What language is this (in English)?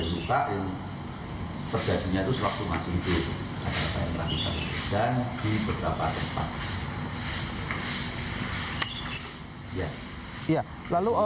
Indonesian